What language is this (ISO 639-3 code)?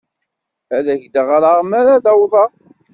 kab